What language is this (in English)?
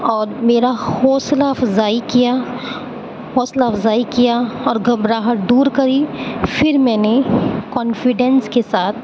Urdu